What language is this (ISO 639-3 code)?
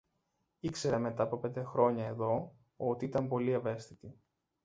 ell